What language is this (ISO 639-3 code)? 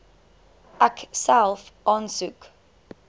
afr